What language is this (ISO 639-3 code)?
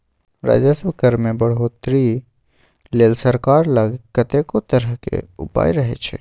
mai